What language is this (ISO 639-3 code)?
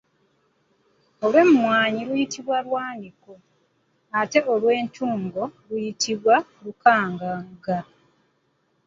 lug